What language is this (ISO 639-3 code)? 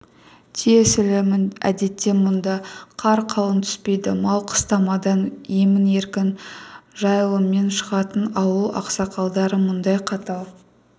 kaz